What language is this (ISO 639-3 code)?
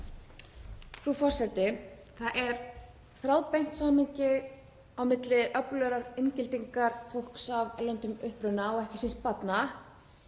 isl